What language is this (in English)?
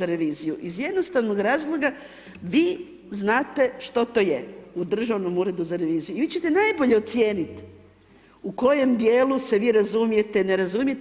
Croatian